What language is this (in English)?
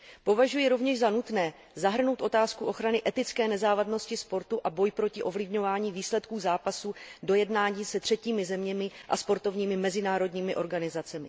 Czech